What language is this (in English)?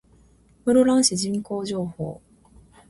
Japanese